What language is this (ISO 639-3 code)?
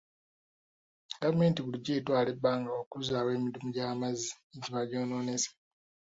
lug